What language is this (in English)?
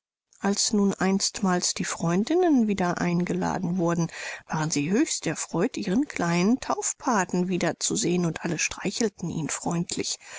German